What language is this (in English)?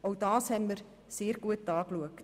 Swiss German